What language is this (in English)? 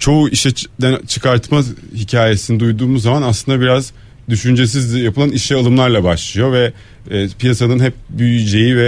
Turkish